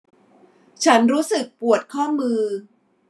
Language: Thai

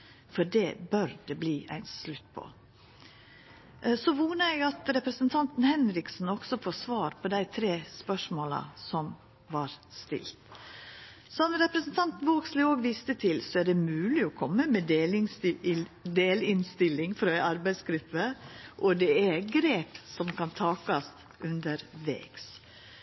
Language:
Norwegian Nynorsk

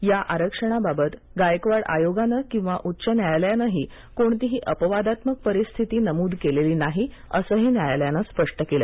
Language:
Marathi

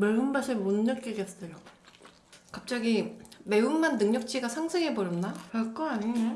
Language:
Korean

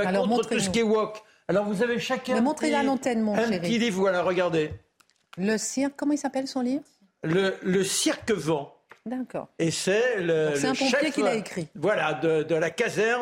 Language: French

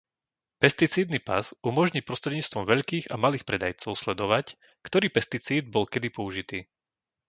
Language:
Slovak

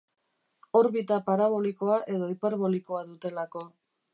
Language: Basque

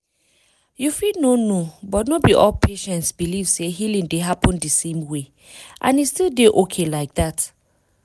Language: Nigerian Pidgin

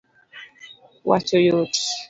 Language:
Luo (Kenya and Tanzania)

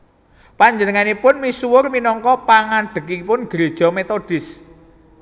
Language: Javanese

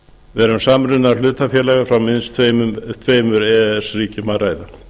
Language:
Icelandic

